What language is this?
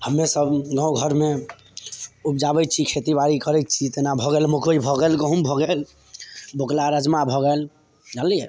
Maithili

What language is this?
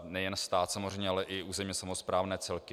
Czech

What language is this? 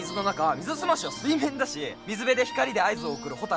Japanese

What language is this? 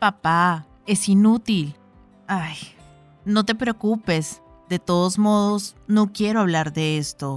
Spanish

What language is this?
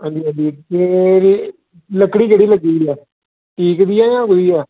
Dogri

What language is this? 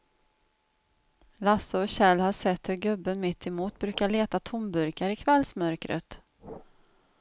Swedish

